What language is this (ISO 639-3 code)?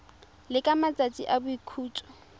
tsn